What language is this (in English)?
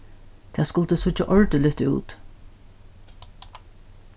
Faroese